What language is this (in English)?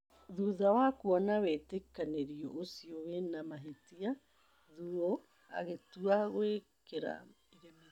Kikuyu